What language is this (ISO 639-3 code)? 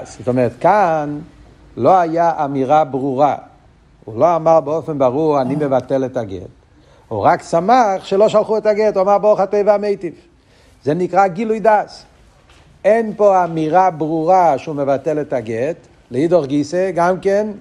heb